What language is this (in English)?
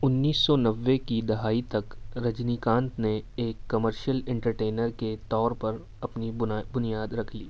Urdu